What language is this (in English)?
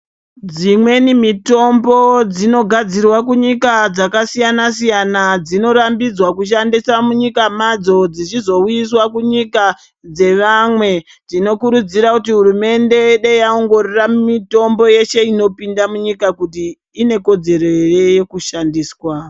Ndau